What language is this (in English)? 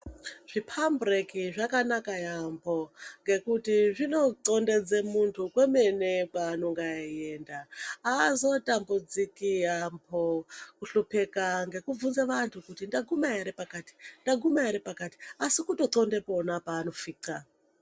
Ndau